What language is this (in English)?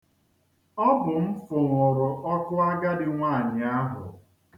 Igbo